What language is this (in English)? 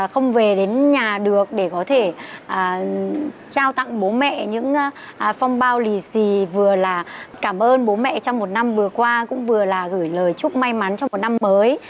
Vietnamese